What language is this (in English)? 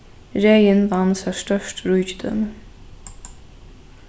Faroese